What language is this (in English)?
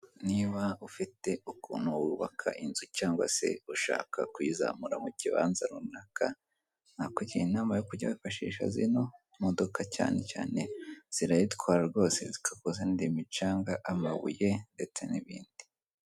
Kinyarwanda